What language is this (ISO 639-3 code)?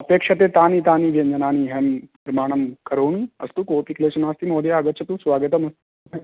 san